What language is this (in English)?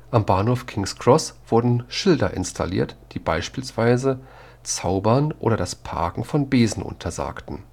German